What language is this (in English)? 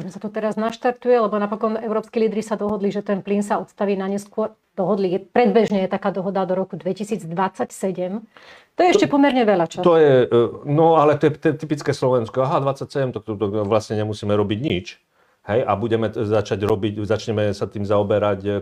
Slovak